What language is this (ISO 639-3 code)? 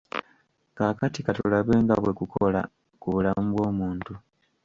lug